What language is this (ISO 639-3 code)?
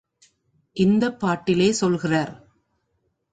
tam